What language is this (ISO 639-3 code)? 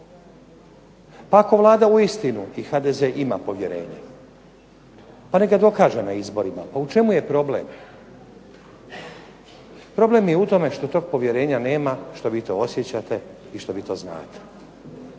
hrv